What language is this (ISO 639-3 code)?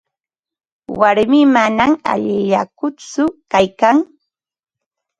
qva